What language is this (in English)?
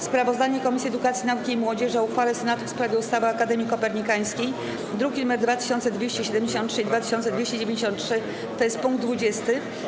Polish